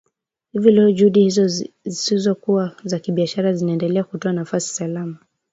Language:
Swahili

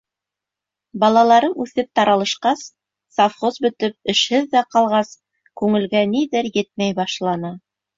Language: Bashkir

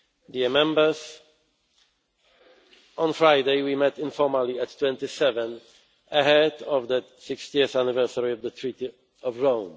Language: English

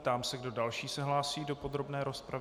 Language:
Czech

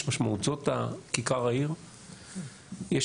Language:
Hebrew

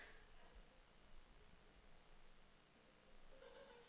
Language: Danish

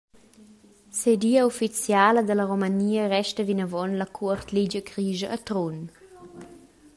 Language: Romansh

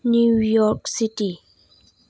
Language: Bodo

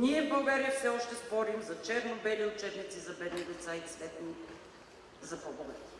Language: Spanish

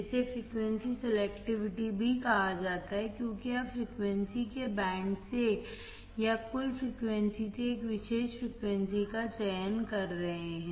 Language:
Hindi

